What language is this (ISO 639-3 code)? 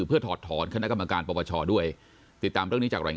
tha